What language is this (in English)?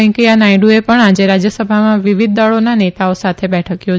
Gujarati